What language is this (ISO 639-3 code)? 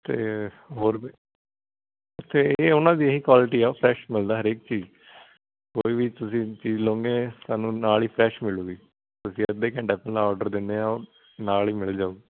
pan